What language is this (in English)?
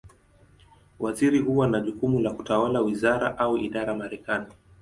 Swahili